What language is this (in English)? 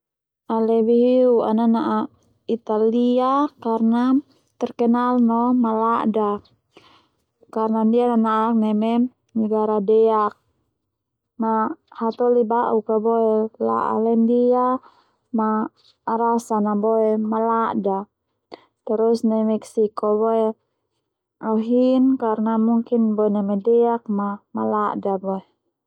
Termanu